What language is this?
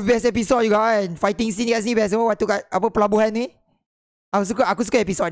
Malay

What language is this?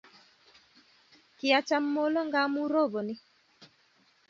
Kalenjin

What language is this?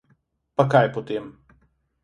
Slovenian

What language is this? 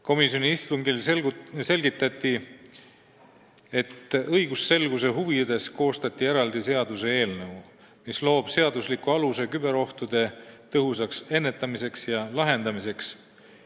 Estonian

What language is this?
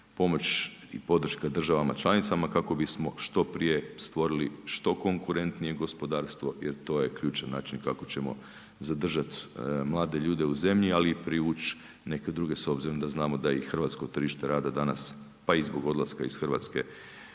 Croatian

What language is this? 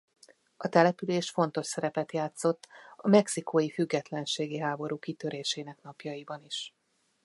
Hungarian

